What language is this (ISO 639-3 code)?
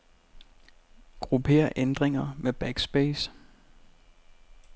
dan